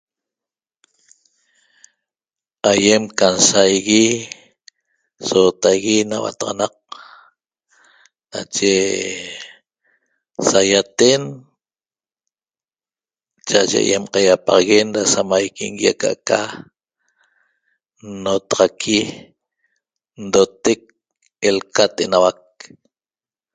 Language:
Toba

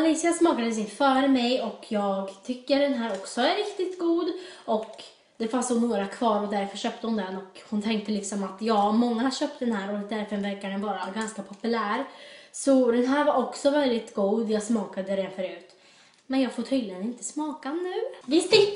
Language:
Swedish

